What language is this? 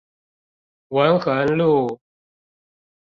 Chinese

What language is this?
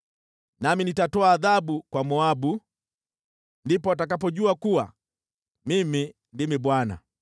Swahili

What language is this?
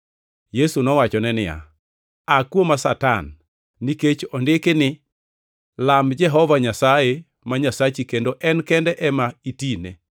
Luo (Kenya and Tanzania)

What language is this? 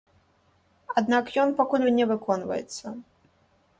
Belarusian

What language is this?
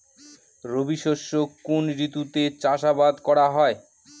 Bangla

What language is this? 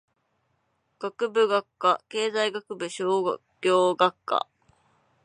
Japanese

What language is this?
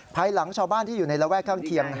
Thai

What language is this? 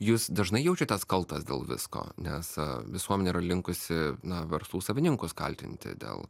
Lithuanian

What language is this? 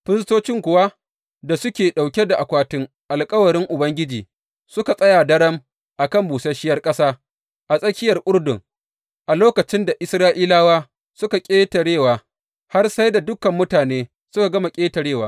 Hausa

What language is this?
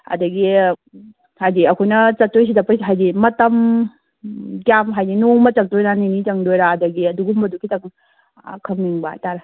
Manipuri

